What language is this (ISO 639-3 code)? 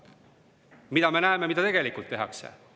est